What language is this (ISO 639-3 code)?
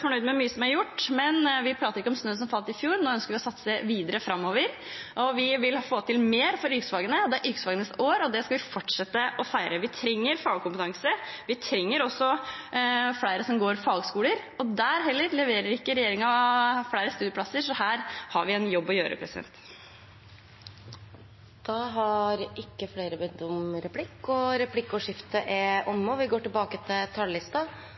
nor